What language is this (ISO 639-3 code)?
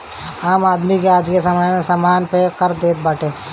bho